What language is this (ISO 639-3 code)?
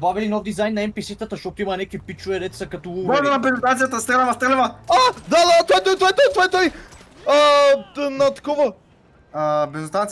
bul